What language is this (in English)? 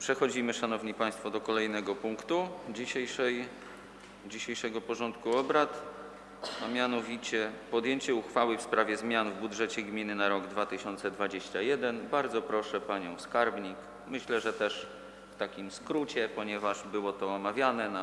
Polish